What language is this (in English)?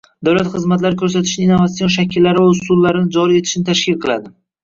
Uzbek